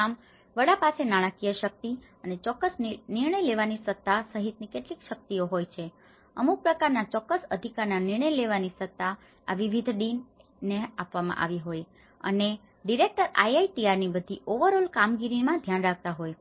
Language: Gujarati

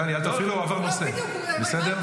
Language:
Hebrew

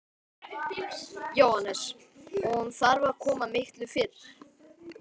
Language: Icelandic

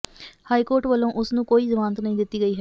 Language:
Punjabi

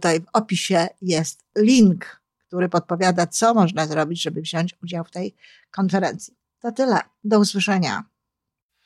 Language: Polish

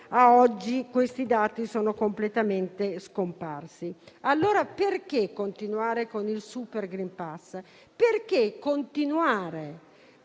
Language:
Italian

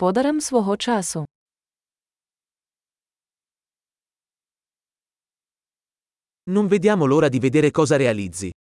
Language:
Italian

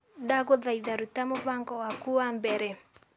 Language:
Kikuyu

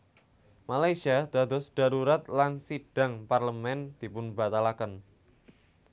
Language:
Javanese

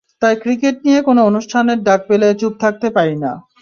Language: Bangla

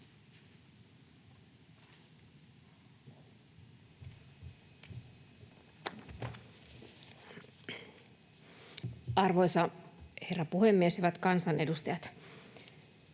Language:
Finnish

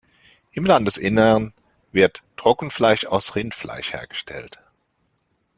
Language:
German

